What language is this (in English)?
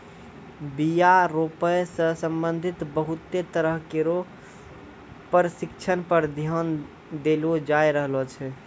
Maithili